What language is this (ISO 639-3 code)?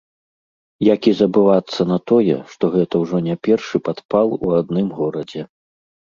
bel